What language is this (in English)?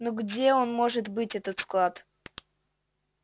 Russian